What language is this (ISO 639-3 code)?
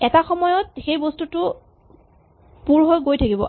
asm